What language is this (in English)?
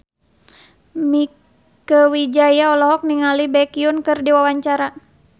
Sundanese